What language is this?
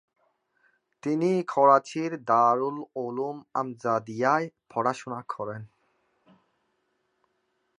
Bangla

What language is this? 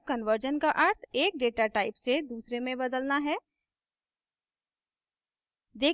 Hindi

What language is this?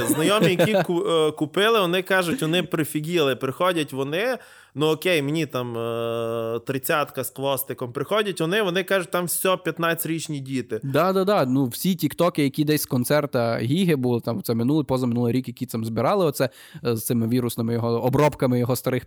Ukrainian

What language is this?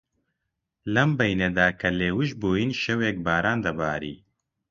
Central Kurdish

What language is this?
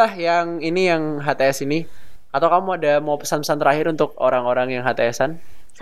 Indonesian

